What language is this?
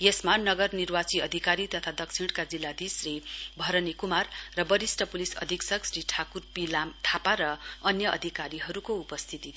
Nepali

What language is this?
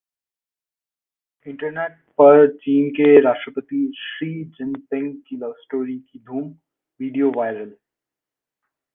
Hindi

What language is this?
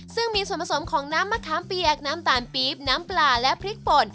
Thai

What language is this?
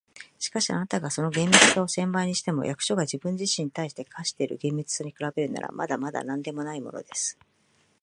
Japanese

